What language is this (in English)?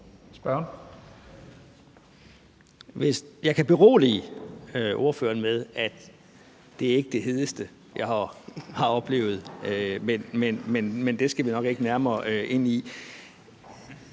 Danish